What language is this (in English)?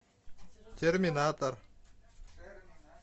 Russian